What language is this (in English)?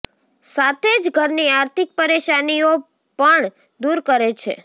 Gujarati